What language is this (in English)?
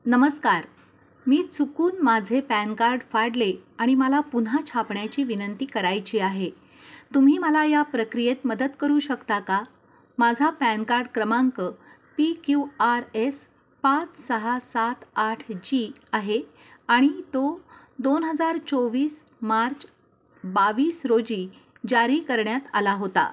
Marathi